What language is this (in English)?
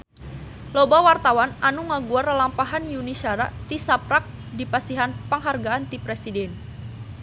Sundanese